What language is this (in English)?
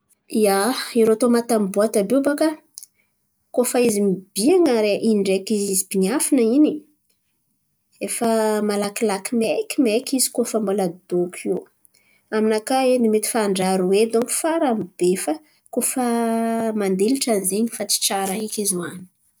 Antankarana Malagasy